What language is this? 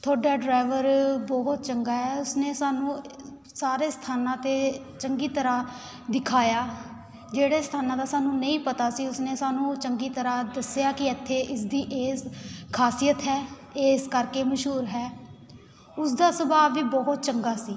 Punjabi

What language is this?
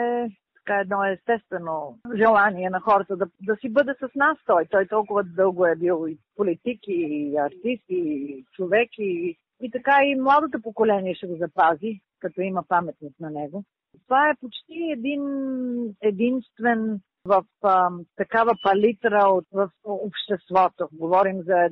Bulgarian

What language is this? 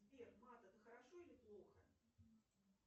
Russian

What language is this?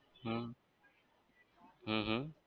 Gujarati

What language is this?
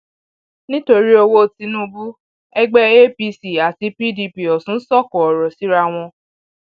Yoruba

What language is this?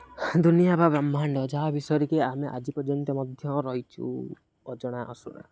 Odia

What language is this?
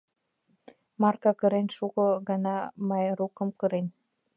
Mari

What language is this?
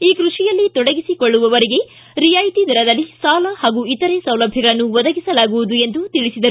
Kannada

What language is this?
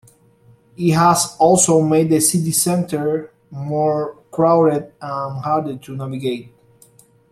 English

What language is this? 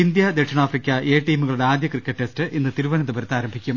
Malayalam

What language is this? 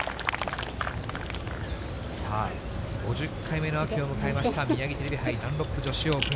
Japanese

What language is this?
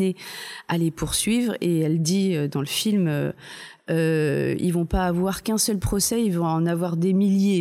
French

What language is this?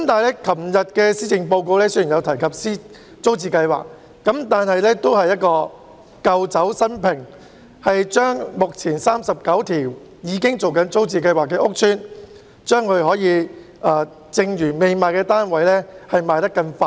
Cantonese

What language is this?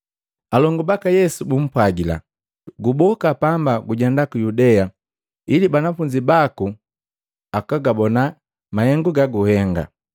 Matengo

